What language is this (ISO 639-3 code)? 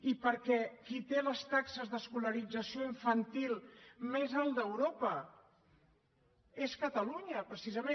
cat